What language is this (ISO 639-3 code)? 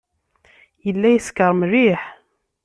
kab